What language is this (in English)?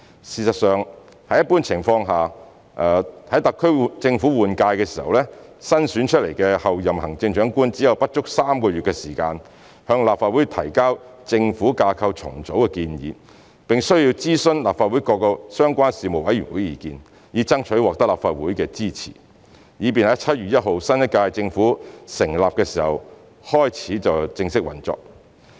Cantonese